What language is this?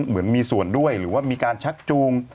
Thai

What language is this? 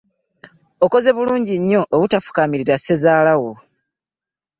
Ganda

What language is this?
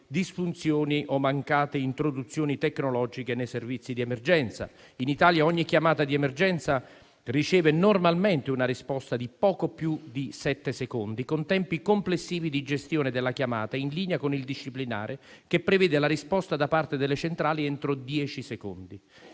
Italian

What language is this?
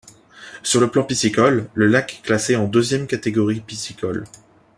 French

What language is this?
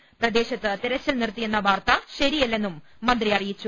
Malayalam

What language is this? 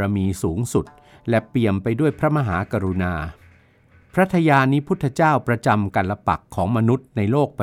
Thai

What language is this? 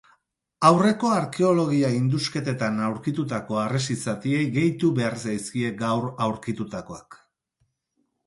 Basque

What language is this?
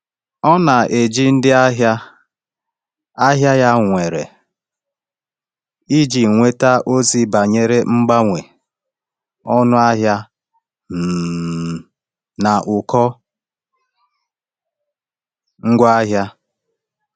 Igbo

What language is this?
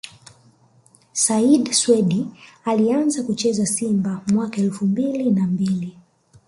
Swahili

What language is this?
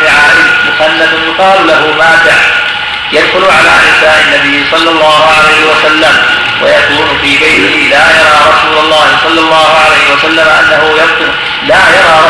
Arabic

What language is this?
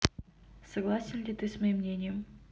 Russian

